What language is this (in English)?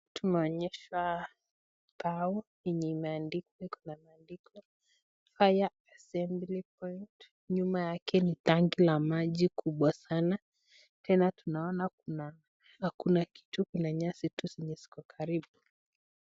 Swahili